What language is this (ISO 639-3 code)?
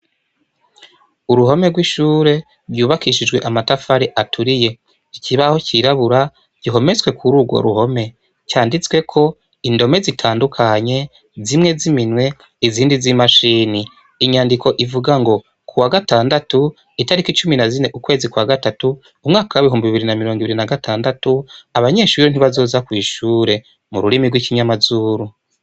run